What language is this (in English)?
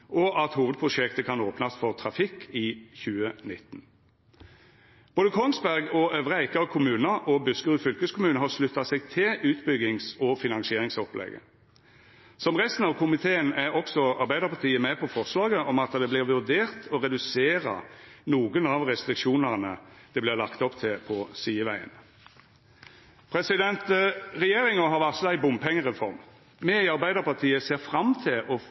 Norwegian Nynorsk